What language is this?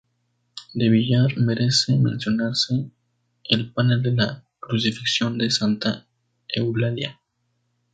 Spanish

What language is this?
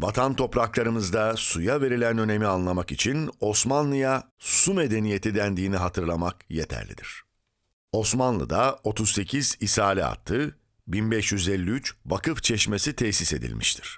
Turkish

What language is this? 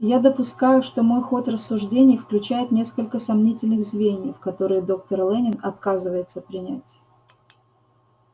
Russian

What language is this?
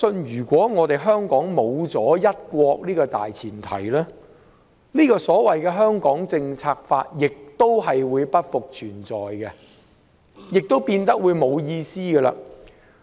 Cantonese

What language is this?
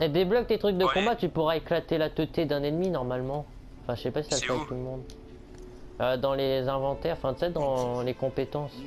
French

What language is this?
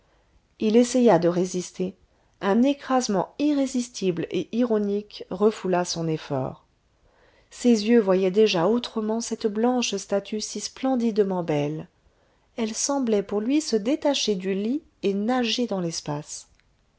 French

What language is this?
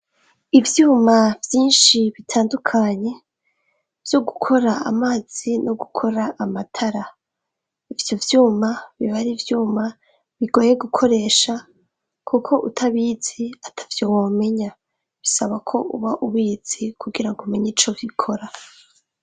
Rundi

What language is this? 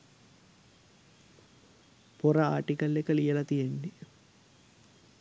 Sinhala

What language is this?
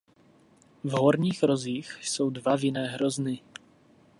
Czech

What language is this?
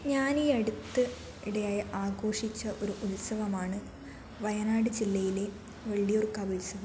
Malayalam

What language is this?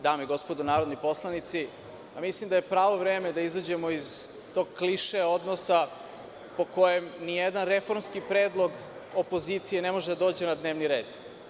Serbian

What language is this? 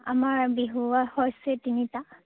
Assamese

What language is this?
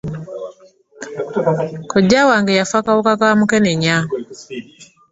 Ganda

